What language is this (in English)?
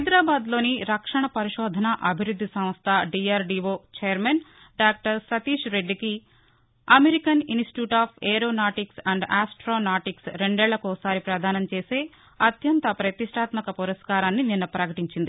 Telugu